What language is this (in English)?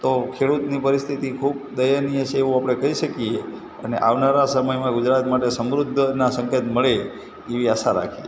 Gujarati